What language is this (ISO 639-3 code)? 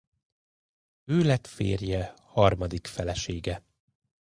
hun